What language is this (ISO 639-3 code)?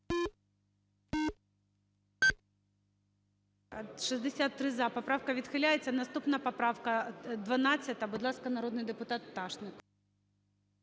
ukr